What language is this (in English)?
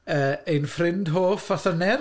Welsh